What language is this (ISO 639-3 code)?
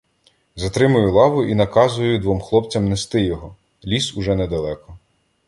ukr